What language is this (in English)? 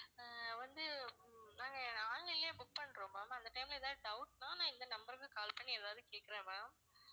Tamil